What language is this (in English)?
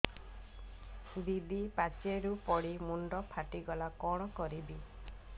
Odia